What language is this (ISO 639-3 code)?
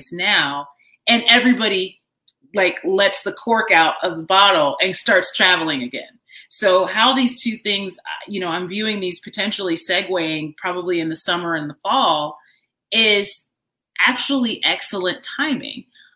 eng